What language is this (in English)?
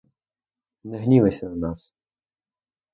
Ukrainian